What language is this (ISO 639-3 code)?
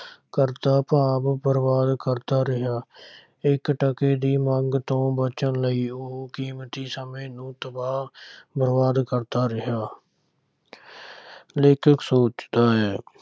pan